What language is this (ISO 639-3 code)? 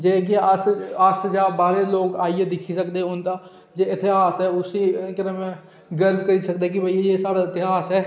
doi